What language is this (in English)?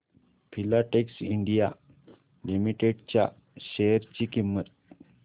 Marathi